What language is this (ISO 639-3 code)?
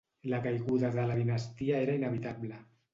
cat